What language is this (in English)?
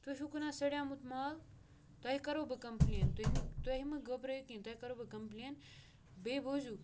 Kashmiri